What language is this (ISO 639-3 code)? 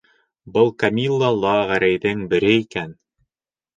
bak